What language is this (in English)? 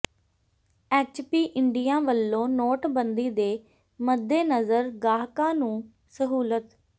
Punjabi